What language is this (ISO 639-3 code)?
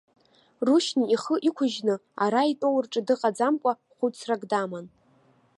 abk